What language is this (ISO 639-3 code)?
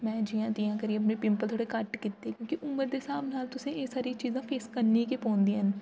doi